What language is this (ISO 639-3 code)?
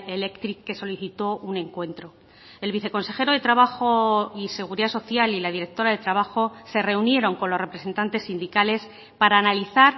spa